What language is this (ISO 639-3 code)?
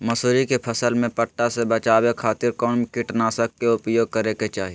mag